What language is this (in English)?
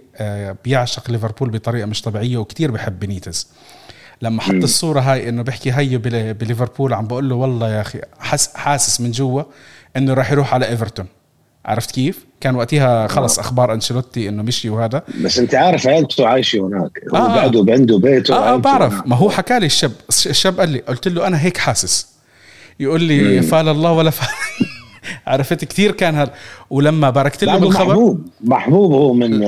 Arabic